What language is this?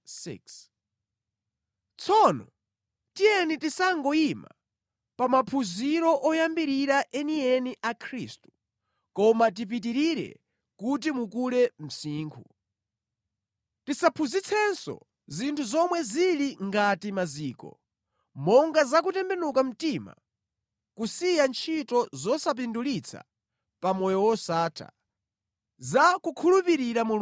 Nyanja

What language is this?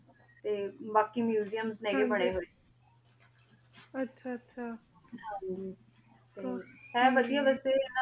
Punjabi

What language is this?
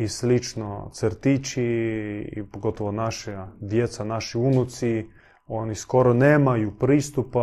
Croatian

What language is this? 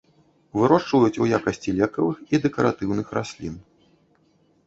Belarusian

